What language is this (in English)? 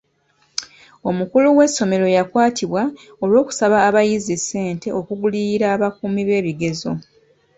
Ganda